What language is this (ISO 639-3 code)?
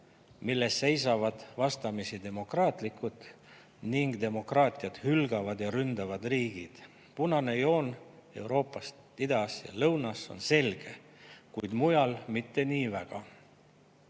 est